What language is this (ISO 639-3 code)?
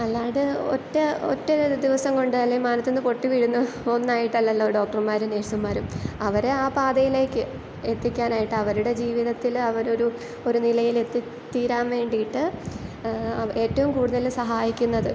mal